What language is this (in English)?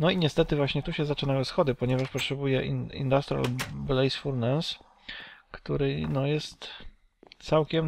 Polish